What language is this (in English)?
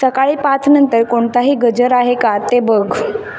Marathi